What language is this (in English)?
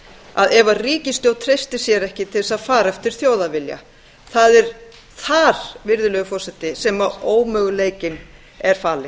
Icelandic